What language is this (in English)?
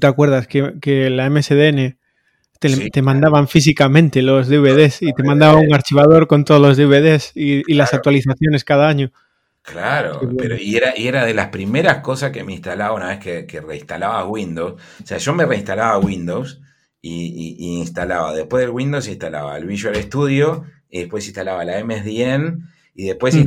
Spanish